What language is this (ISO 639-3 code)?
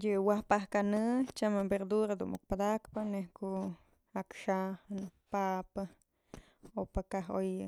mzl